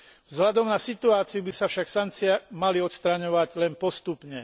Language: Slovak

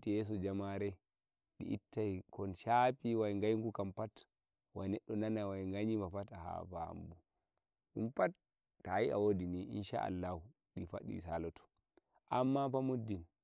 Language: Nigerian Fulfulde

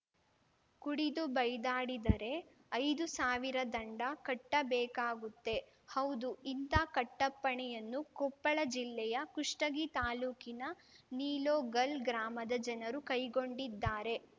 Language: Kannada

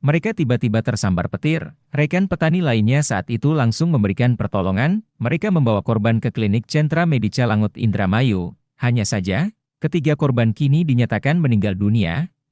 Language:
Indonesian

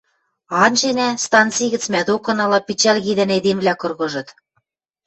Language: Western Mari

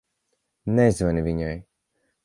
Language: Latvian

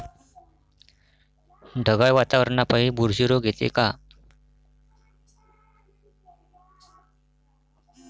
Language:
Marathi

